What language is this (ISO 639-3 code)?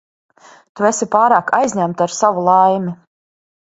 lav